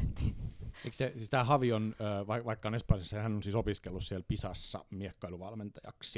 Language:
Finnish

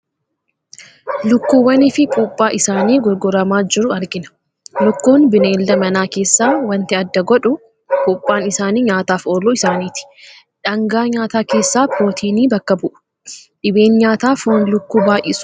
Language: Oromo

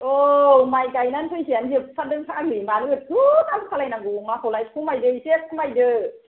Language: Bodo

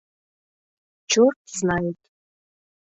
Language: Mari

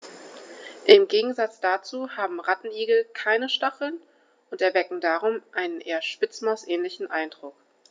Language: German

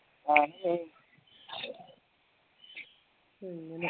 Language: Malayalam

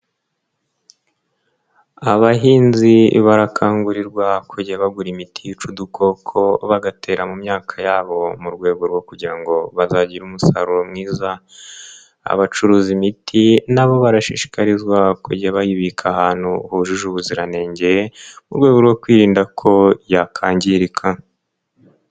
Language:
Kinyarwanda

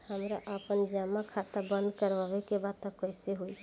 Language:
Bhojpuri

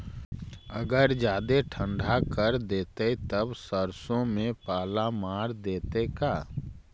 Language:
Magahi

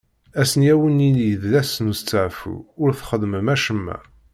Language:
Kabyle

